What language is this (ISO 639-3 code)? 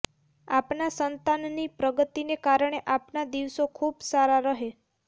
guj